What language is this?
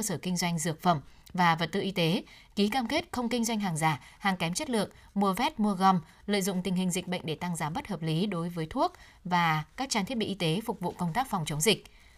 Vietnamese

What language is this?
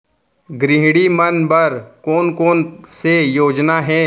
Chhattisgarhi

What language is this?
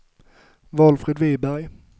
Swedish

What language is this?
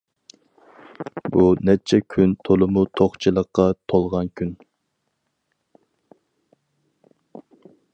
Uyghur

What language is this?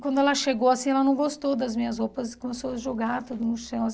Portuguese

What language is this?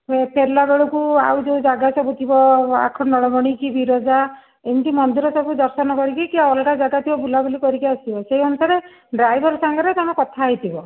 Odia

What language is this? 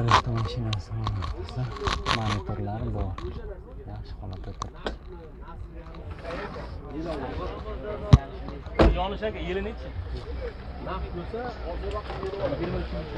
Turkish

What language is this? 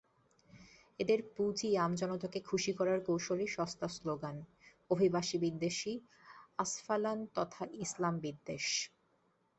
Bangla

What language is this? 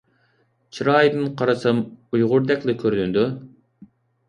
Uyghur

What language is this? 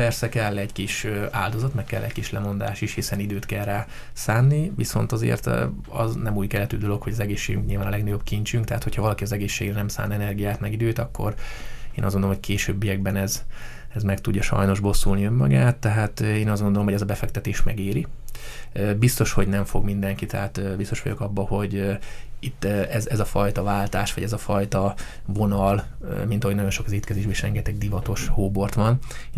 Hungarian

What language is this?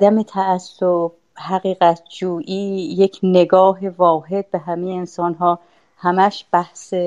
Persian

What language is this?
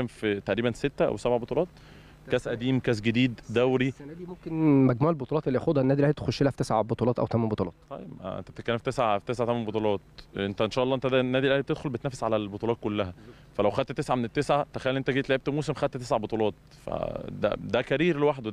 Arabic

